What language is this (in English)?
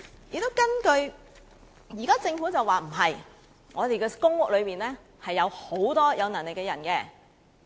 Cantonese